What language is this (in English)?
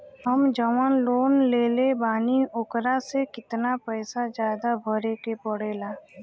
Bhojpuri